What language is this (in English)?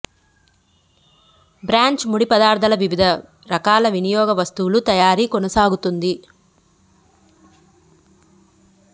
Telugu